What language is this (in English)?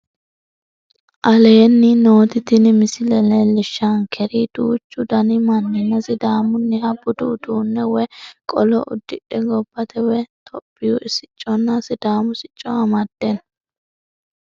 Sidamo